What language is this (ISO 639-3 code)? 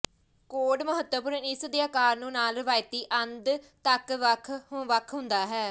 pan